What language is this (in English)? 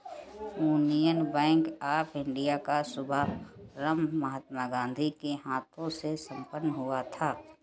Hindi